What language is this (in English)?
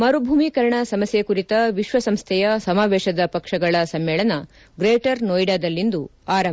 Kannada